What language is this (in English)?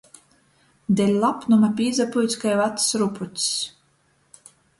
Latgalian